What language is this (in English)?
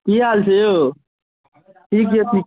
Maithili